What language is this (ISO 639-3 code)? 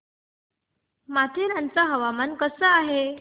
mar